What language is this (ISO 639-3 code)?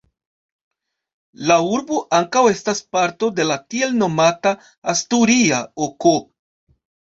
epo